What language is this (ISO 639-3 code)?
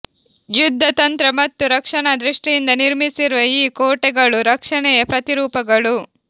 kan